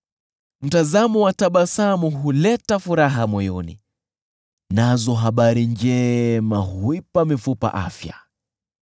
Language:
Swahili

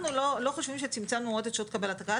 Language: Hebrew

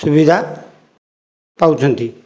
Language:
Odia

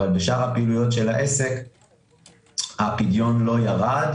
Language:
Hebrew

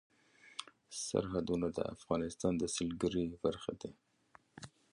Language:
Pashto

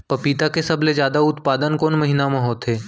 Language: Chhattisgarhi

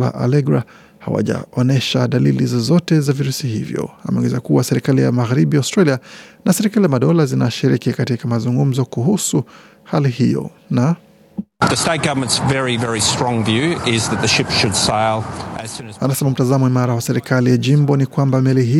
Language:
Swahili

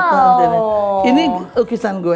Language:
Indonesian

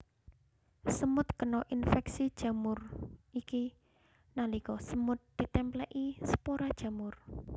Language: Javanese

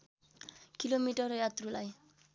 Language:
Nepali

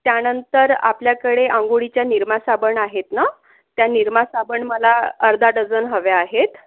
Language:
Marathi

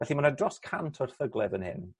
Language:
Welsh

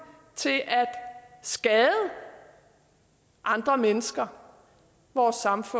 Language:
Danish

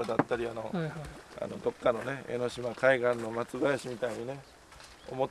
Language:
Japanese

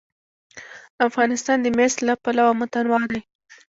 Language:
Pashto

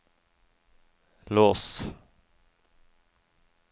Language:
Norwegian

